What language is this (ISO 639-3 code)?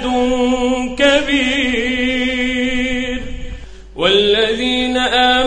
ara